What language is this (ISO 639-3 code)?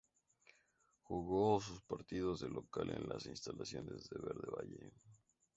spa